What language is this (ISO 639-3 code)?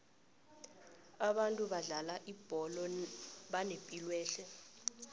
nbl